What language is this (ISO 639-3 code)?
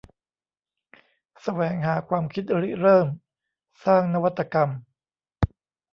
tha